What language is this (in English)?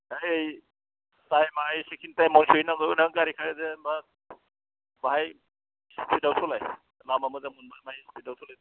Bodo